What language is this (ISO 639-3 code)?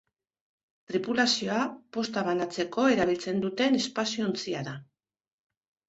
eus